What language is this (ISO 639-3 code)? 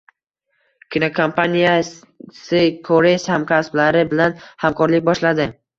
uzb